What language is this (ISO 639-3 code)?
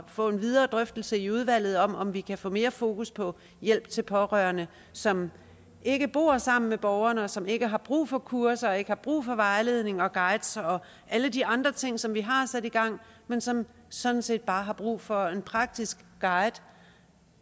dan